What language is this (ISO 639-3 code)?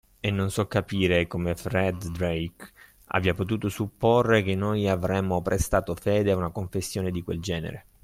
ita